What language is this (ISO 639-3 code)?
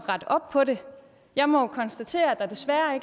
dan